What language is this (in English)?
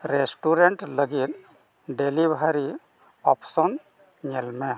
Santali